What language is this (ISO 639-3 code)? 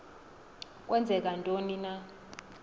xho